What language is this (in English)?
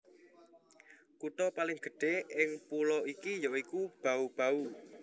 Javanese